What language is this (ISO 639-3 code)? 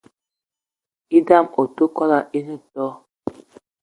eto